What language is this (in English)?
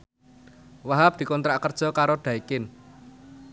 Javanese